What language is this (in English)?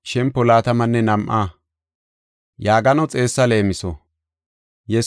Gofa